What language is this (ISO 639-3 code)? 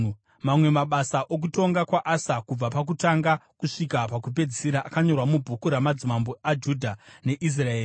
sna